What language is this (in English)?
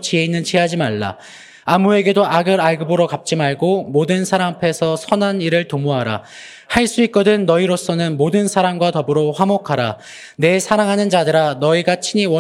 Korean